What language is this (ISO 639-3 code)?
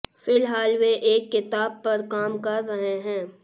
hin